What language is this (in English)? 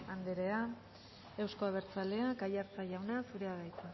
Basque